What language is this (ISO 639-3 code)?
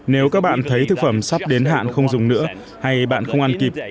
vie